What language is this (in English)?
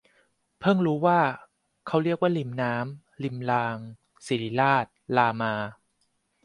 Thai